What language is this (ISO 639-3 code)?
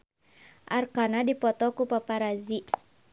sun